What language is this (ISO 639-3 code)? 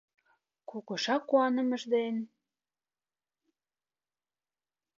chm